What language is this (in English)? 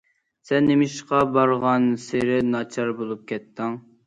Uyghur